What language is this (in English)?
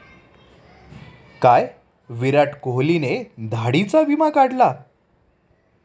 Marathi